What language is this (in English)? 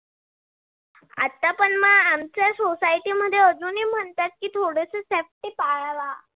Marathi